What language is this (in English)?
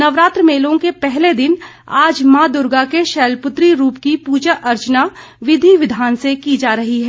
Hindi